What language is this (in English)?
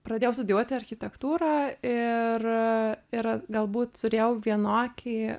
Lithuanian